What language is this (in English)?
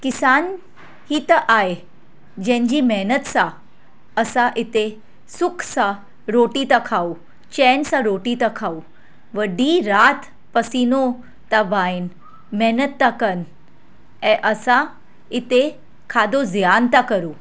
Sindhi